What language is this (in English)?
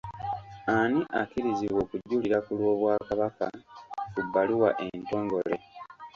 Ganda